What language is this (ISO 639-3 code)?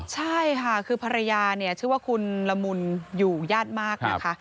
tha